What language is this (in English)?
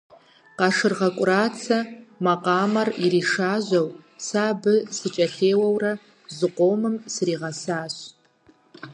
Kabardian